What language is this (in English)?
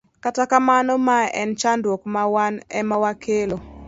Luo (Kenya and Tanzania)